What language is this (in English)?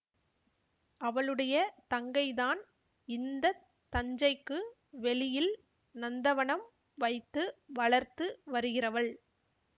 Tamil